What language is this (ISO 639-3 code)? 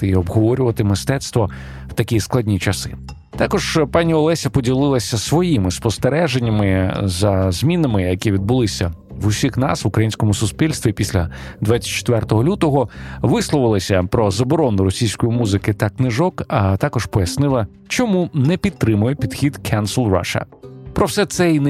ukr